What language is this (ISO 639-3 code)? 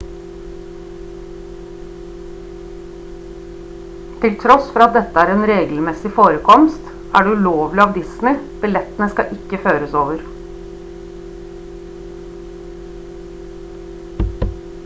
nob